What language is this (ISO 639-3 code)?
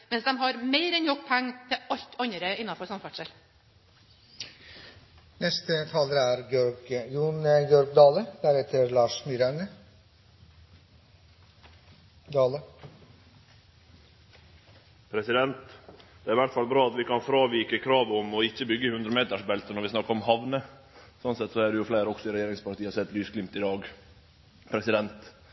nor